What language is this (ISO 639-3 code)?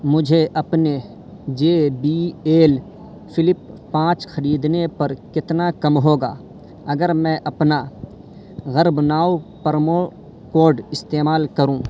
urd